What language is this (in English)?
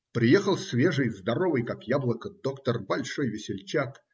Russian